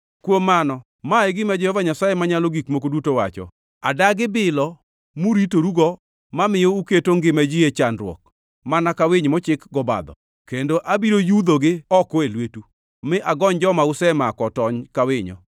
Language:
Luo (Kenya and Tanzania)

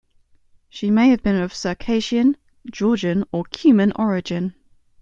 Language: English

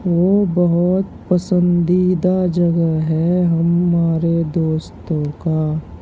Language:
Urdu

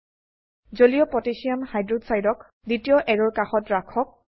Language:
Assamese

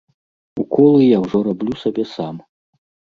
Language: Belarusian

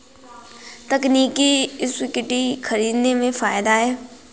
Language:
Hindi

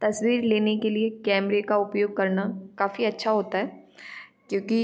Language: Hindi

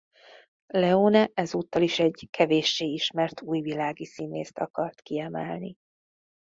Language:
Hungarian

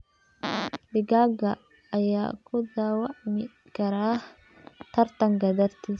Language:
Somali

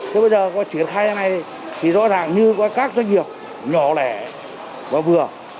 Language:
Vietnamese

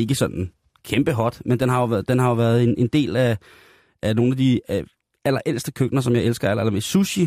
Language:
Danish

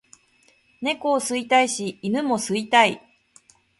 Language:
Japanese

